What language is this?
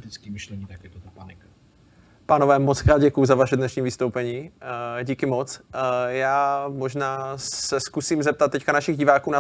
Czech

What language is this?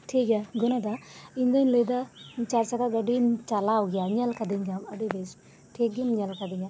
Santali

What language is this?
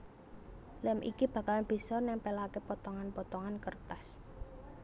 Javanese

